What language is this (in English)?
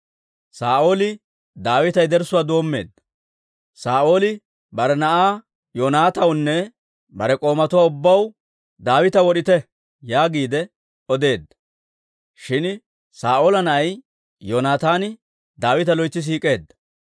Dawro